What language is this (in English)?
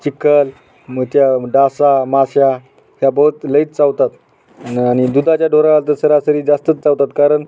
Marathi